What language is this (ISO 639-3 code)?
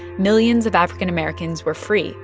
eng